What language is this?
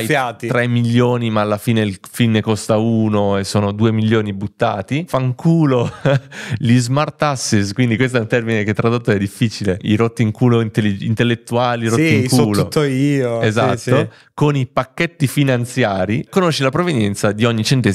Italian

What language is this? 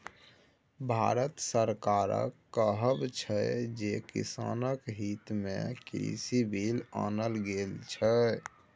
Maithili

